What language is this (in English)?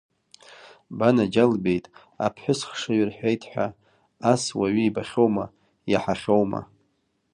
Abkhazian